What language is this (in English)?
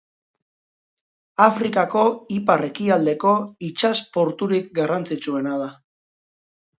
Basque